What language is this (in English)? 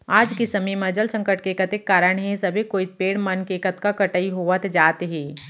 Chhattisgarhi